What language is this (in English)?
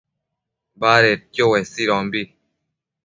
Matsés